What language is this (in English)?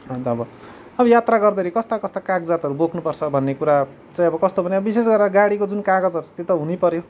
Nepali